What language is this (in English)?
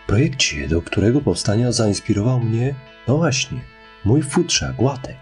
Polish